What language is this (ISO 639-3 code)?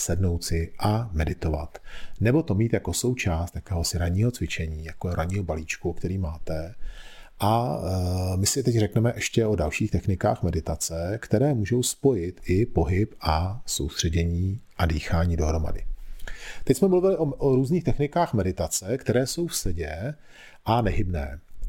ces